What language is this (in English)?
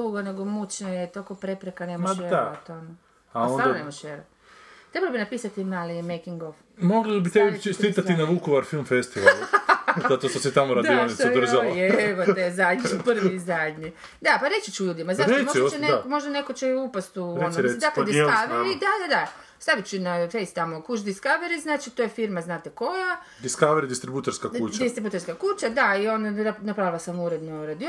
Croatian